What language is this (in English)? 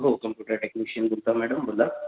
Marathi